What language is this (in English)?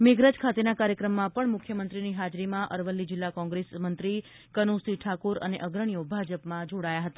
Gujarati